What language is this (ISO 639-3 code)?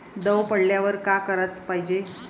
mar